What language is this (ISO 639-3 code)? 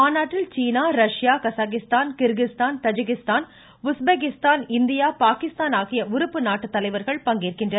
tam